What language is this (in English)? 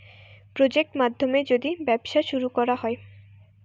Bangla